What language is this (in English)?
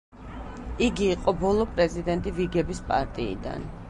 Georgian